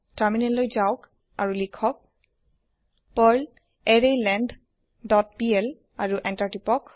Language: Assamese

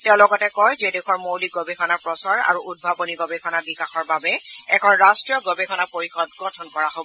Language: Assamese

